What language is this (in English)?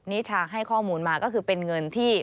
Thai